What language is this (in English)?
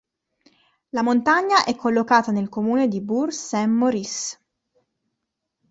Italian